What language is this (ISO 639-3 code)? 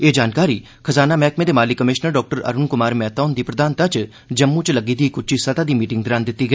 doi